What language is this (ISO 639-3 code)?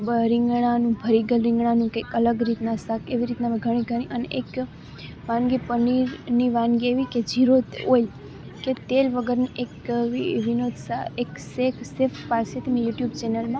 guj